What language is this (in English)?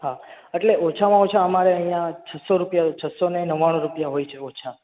Gujarati